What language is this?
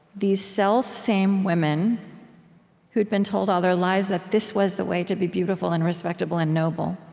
English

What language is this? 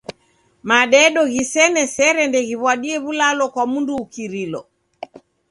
Taita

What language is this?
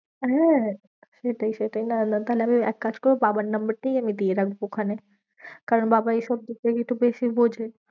Bangla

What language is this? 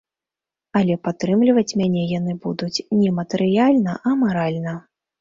Belarusian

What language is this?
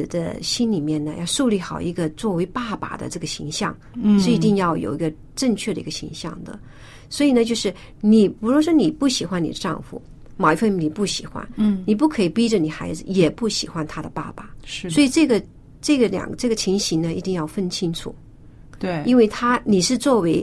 Chinese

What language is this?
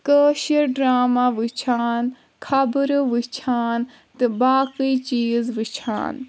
Kashmiri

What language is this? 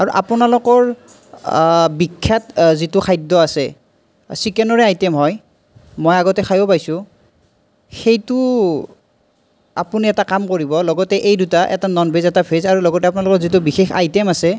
Assamese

